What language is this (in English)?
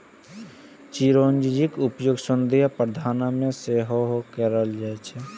Maithili